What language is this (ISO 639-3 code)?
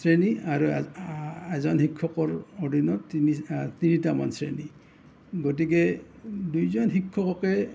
asm